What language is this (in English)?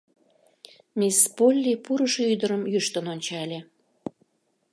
Mari